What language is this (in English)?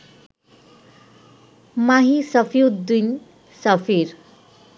Bangla